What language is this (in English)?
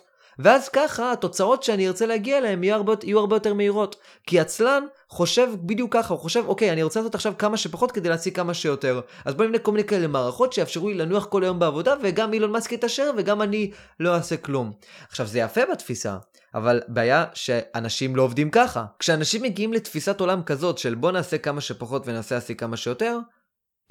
Hebrew